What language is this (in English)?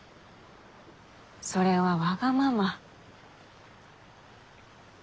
Japanese